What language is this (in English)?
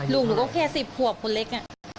Thai